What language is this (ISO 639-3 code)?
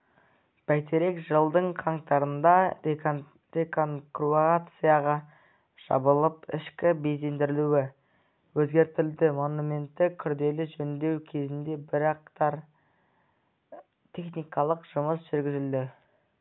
kaz